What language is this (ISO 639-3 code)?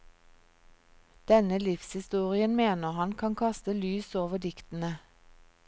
nor